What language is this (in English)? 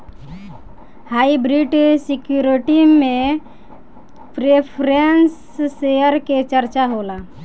Bhojpuri